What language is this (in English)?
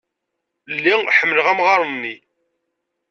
Kabyle